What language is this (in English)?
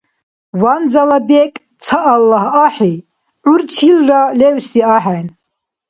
Dargwa